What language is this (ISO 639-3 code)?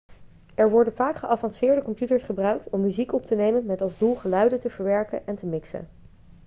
nld